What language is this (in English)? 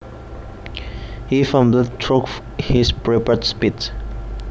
Javanese